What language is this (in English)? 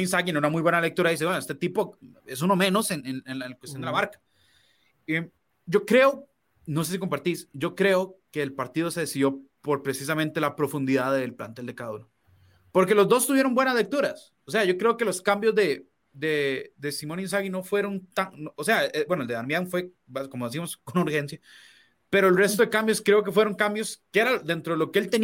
Spanish